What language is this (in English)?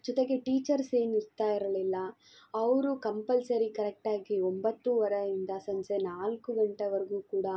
Kannada